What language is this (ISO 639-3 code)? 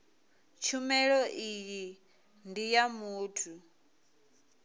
ven